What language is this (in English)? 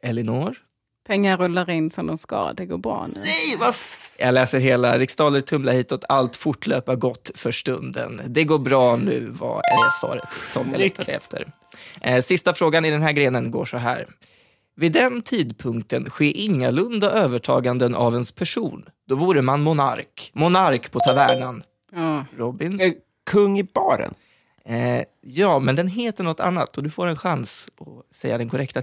Swedish